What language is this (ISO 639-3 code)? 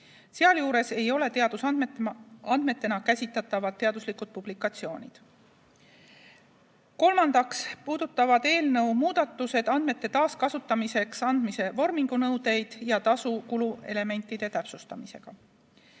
est